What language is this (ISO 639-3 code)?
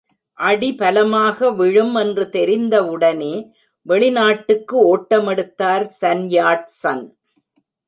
tam